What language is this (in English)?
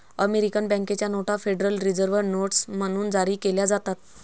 Marathi